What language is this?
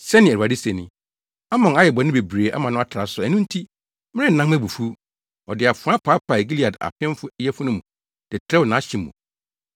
Akan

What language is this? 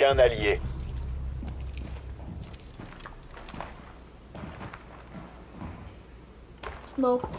French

